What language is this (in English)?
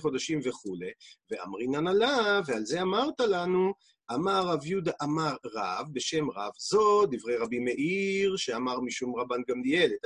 Hebrew